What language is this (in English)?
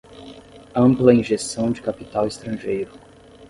Portuguese